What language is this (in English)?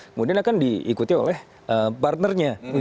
Indonesian